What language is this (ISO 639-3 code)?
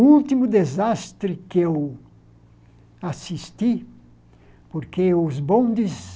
por